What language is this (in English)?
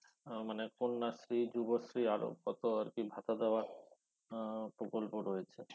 Bangla